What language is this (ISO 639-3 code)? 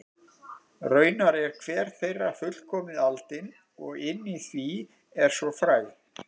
isl